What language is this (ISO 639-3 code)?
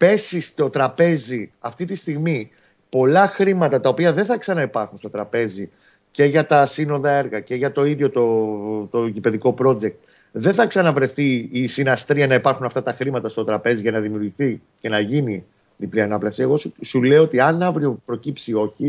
ell